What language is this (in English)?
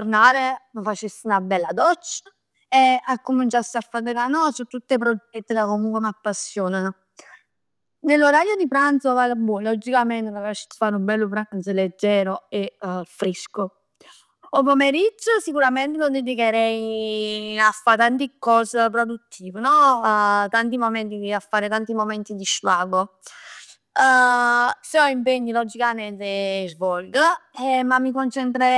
Neapolitan